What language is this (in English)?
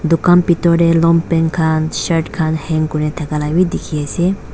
Naga Pidgin